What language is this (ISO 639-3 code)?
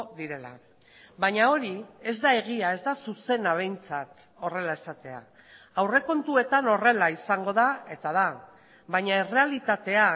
eus